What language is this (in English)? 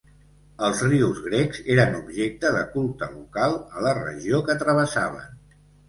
Catalan